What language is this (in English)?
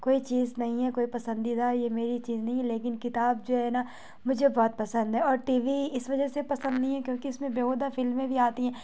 Urdu